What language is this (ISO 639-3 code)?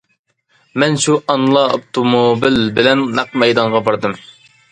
uig